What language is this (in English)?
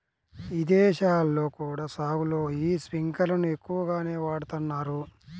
Telugu